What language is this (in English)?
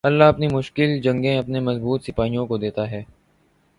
Urdu